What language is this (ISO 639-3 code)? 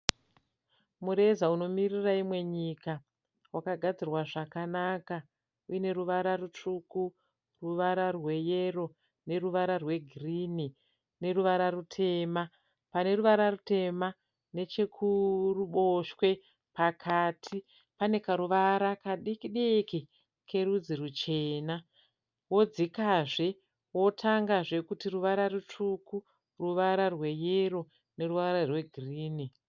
sna